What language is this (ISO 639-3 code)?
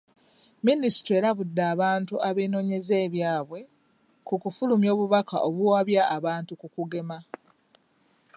lug